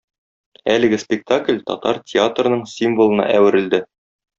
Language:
Tatar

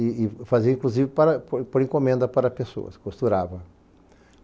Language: Portuguese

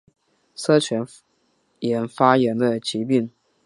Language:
Chinese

